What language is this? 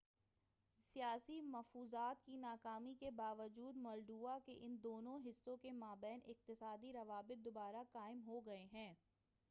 Urdu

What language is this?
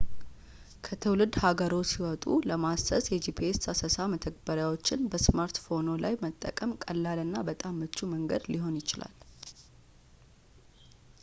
Amharic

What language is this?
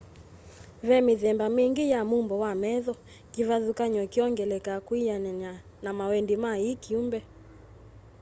Kamba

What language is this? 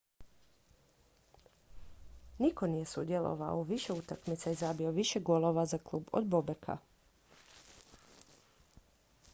Croatian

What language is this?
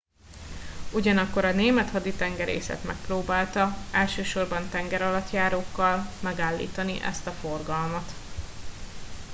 Hungarian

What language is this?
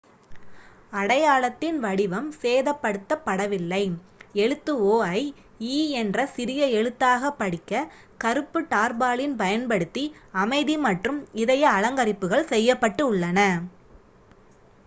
Tamil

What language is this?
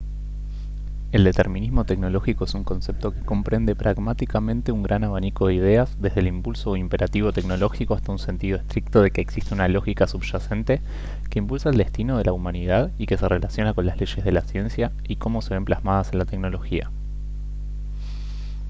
Spanish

